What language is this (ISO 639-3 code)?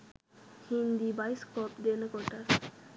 sin